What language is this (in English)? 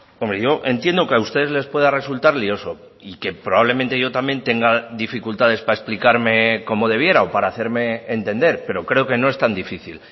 Spanish